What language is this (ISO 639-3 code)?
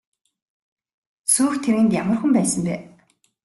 mon